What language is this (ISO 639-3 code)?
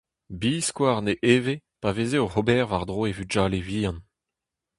bre